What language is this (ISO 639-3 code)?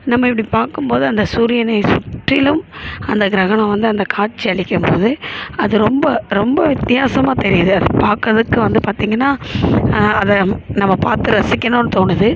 tam